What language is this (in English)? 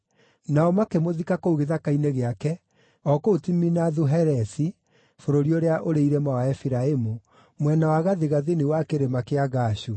Kikuyu